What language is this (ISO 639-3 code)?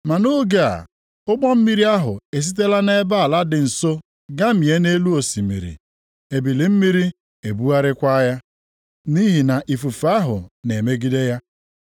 ibo